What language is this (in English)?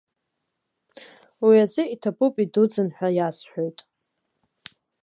Abkhazian